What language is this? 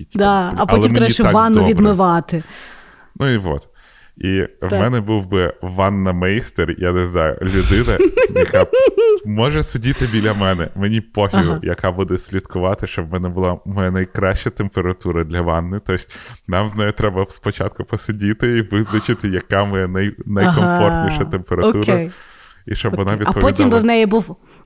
Ukrainian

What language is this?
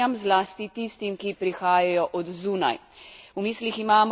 Slovenian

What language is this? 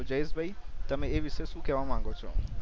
Gujarati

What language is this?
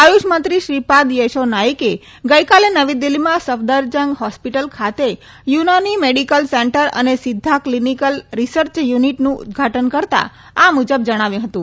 Gujarati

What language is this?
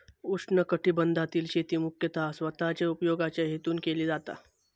Marathi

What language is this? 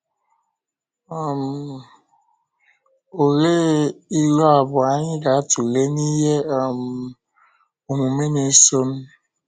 Igbo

